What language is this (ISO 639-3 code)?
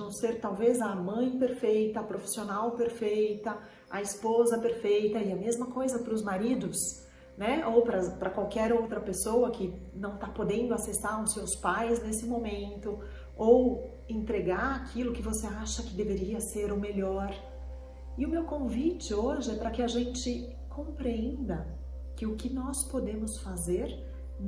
por